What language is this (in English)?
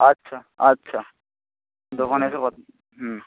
Bangla